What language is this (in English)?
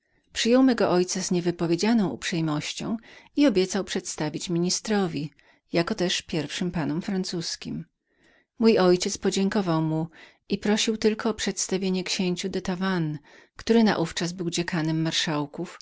Polish